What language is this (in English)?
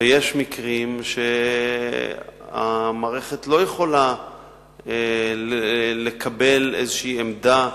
Hebrew